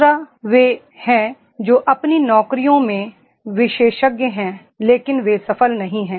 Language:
Hindi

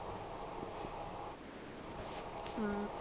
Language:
Punjabi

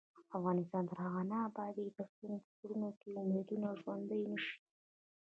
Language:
Pashto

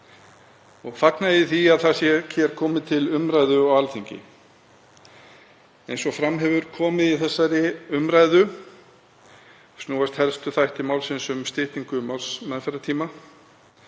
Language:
Icelandic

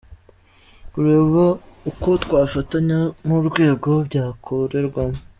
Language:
Kinyarwanda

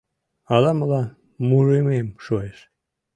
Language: Mari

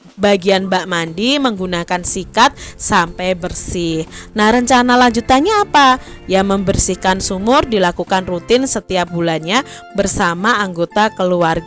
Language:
Indonesian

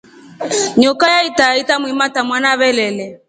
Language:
Rombo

